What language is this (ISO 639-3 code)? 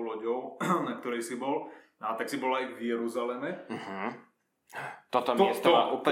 slk